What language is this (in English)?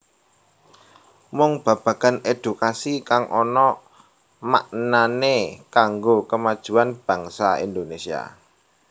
Javanese